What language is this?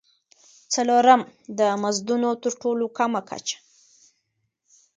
Pashto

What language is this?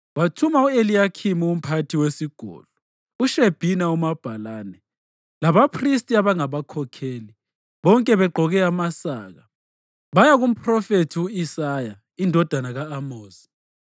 North Ndebele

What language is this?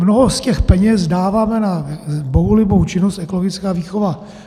Czech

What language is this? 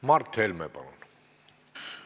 Estonian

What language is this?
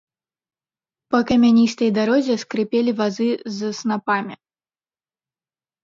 Belarusian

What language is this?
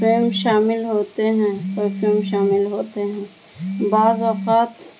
Urdu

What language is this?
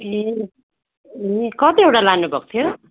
Nepali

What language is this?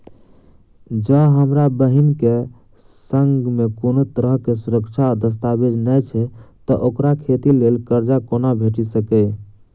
Maithili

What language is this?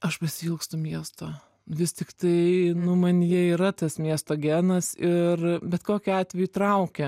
Lithuanian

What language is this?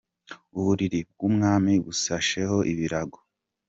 Kinyarwanda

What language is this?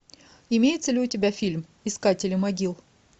Russian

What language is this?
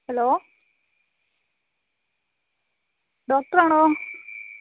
Malayalam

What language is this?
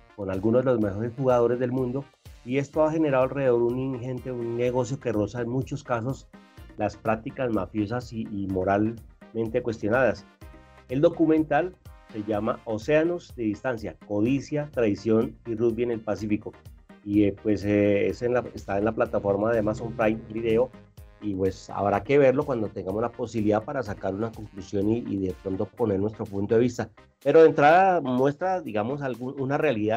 Spanish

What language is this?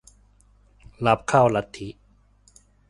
Thai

